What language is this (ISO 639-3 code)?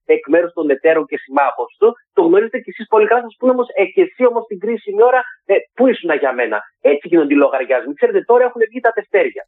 ell